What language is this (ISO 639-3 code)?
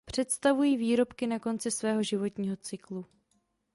ces